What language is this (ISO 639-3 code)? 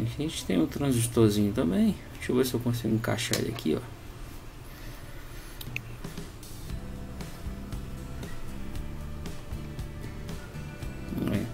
por